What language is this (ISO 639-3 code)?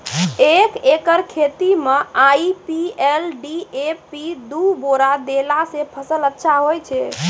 mai